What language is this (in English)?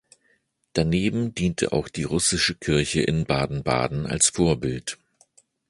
German